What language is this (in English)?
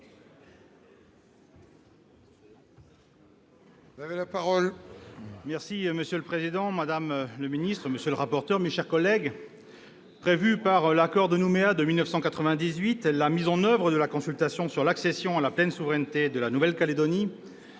French